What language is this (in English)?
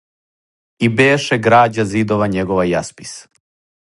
Serbian